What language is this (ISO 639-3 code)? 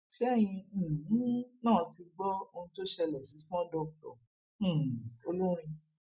yor